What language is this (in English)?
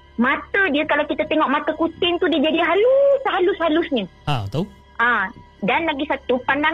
Malay